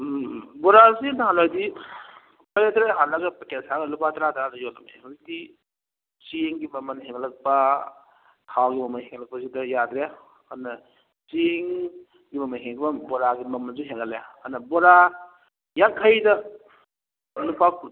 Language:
Manipuri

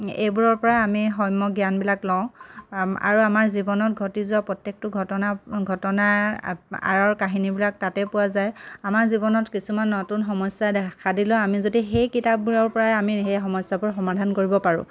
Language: Assamese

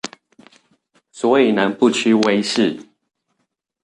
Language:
Chinese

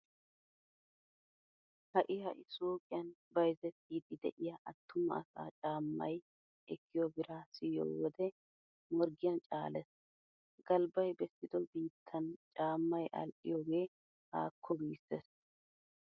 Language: Wolaytta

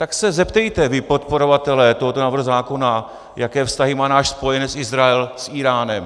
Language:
Czech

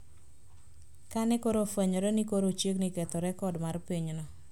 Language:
Luo (Kenya and Tanzania)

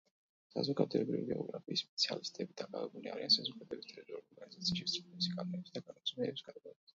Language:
Georgian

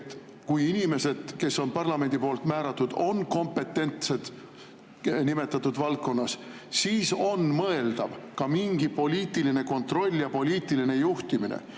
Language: Estonian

